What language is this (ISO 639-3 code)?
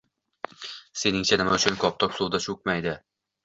uzb